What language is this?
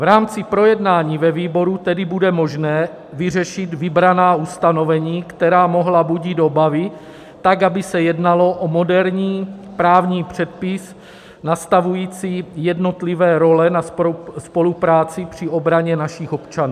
Czech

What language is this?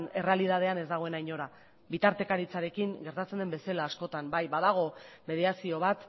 Basque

